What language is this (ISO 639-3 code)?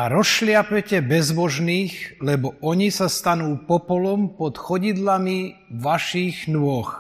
slk